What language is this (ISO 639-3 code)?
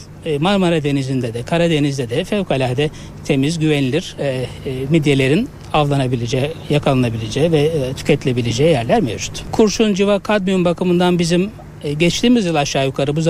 tur